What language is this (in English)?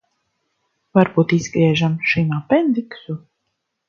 Latvian